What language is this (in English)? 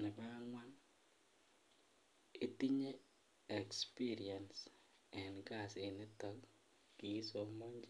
Kalenjin